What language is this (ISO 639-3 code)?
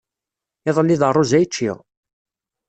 kab